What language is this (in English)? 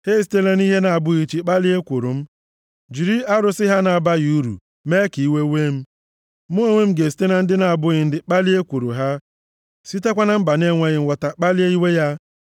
Igbo